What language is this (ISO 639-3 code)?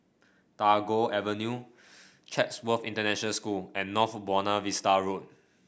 eng